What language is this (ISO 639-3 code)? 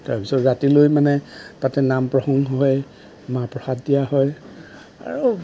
asm